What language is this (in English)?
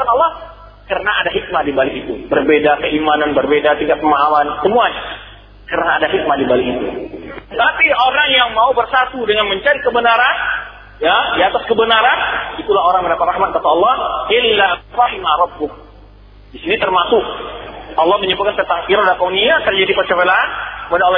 Malay